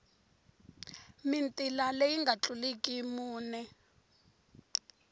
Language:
Tsonga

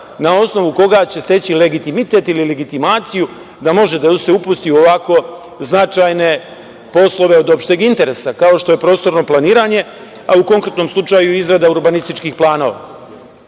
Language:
Serbian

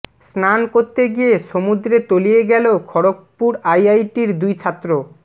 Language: Bangla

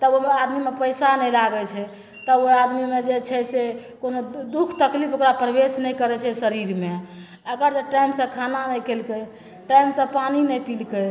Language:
Maithili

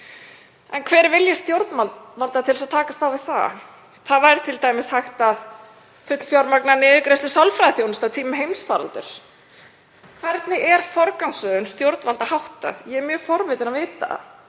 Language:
Icelandic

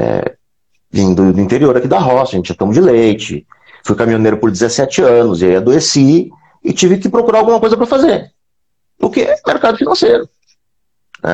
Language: Portuguese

